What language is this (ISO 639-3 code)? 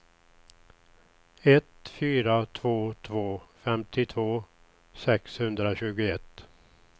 swe